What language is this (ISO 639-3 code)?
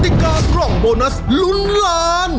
tha